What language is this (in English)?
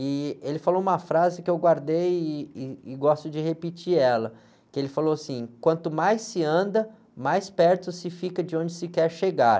Portuguese